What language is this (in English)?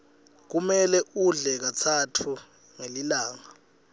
Swati